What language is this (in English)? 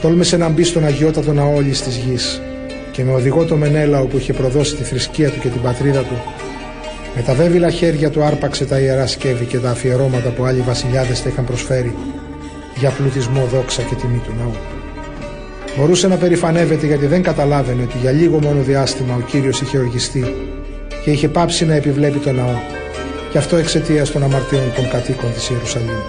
Greek